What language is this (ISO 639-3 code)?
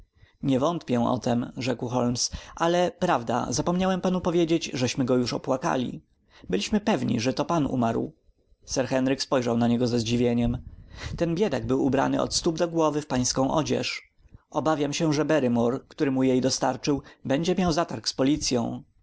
pol